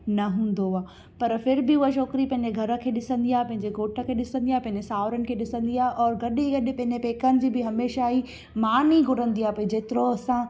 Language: Sindhi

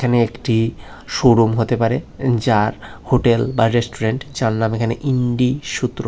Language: Bangla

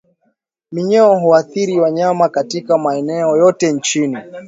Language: Swahili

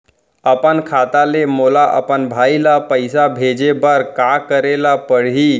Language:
Chhattisgarhi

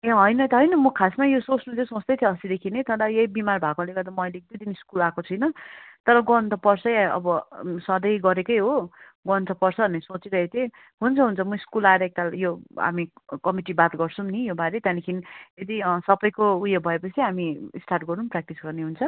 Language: Nepali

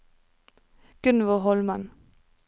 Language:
Norwegian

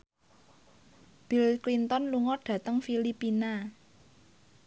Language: Javanese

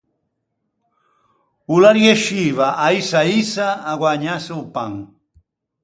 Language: Ligurian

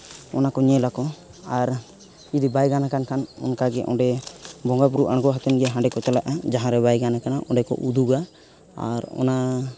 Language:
Santali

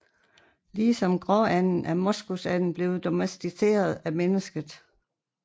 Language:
Danish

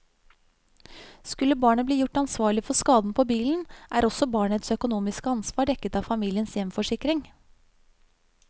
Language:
Norwegian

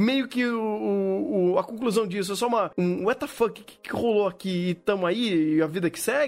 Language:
Portuguese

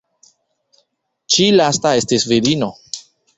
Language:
Esperanto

